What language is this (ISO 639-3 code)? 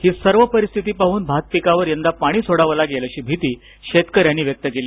mar